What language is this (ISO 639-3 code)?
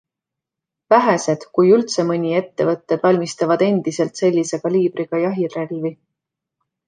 est